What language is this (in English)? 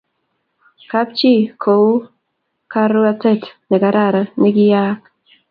Kalenjin